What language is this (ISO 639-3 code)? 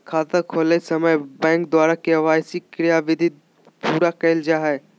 mag